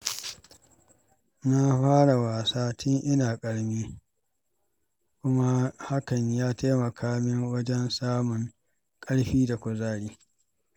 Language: Hausa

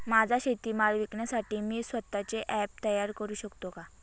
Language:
Marathi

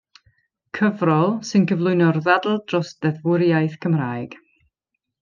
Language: Welsh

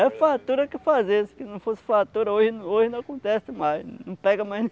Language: Portuguese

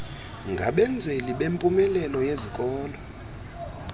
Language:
Xhosa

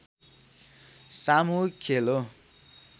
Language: Nepali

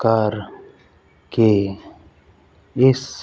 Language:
Punjabi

